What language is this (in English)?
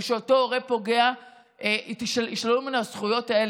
Hebrew